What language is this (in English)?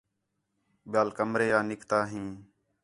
Khetrani